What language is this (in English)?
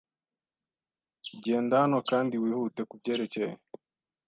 Kinyarwanda